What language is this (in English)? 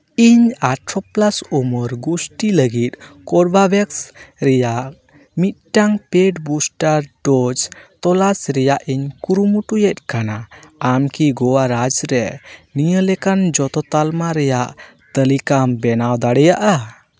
Santali